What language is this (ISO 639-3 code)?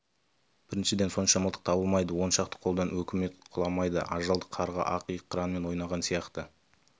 kaz